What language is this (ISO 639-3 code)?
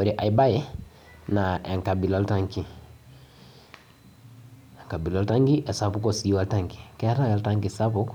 mas